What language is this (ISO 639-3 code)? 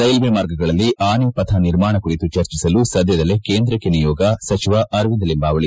kan